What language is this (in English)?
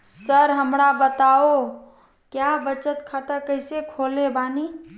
Magahi